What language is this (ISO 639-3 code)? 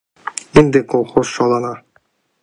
chm